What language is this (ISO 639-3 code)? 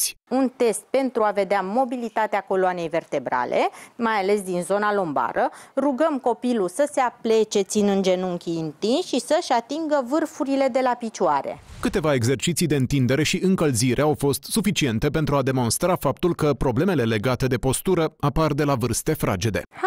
ron